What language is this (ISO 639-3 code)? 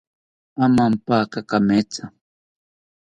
cpy